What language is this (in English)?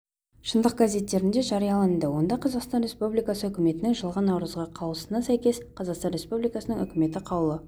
Kazakh